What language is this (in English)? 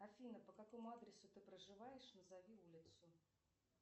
Russian